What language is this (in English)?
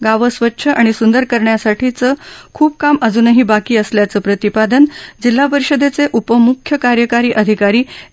Marathi